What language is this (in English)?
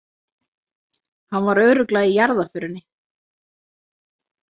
Icelandic